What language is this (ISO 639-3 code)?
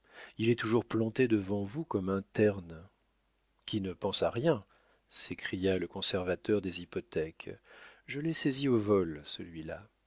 fra